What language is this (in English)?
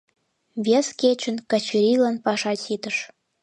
Mari